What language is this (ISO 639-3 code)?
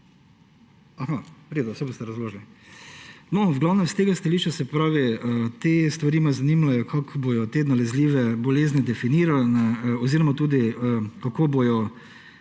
slv